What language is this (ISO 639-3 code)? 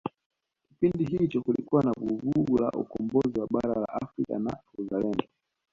swa